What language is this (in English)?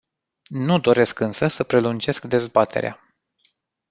Romanian